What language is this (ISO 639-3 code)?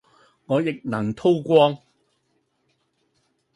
yue